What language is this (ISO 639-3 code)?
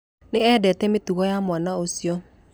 kik